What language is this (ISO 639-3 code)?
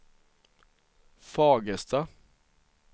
swe